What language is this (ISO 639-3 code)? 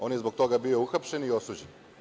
srp